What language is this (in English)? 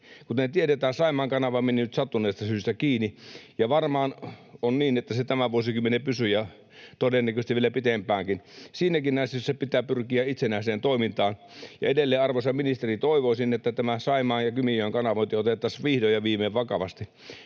Finnish